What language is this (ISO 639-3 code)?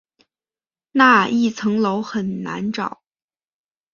zho